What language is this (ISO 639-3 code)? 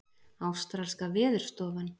isl